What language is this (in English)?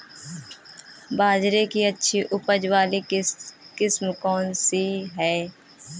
Hindi